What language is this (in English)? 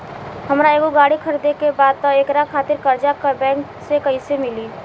Bhojpuri